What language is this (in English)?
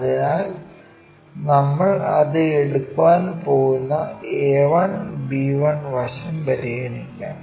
Malayalam